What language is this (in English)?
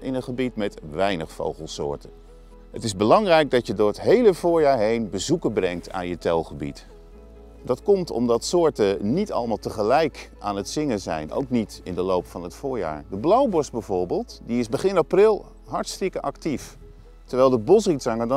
Dutch